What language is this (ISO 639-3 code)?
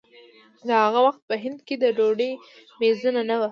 pus